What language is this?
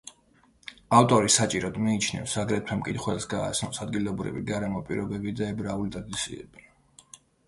Georgian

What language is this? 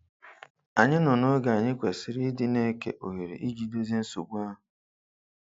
Igbo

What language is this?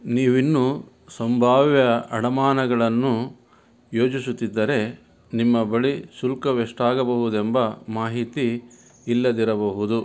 Kannada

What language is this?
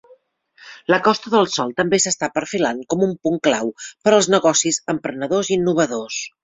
Catalan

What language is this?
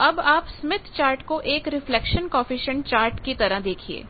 Hindi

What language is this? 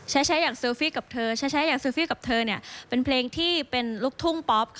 Thai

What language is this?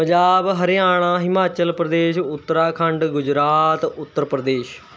Punjabi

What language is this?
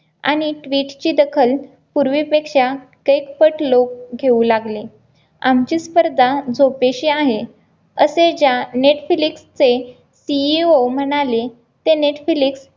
Marathi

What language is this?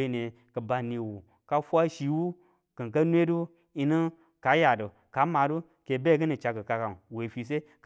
Tula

